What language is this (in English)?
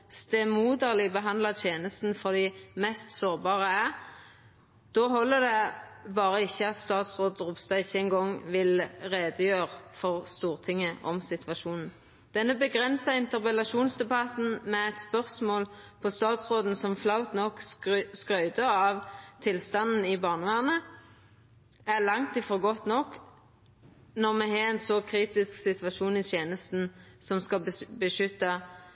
Norwegian Nynorsk